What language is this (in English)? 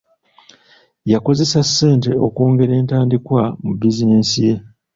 Ganda